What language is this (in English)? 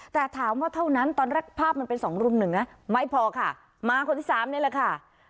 Thai